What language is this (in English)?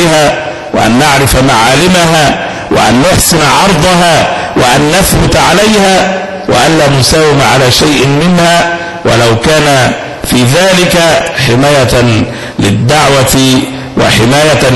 Arabic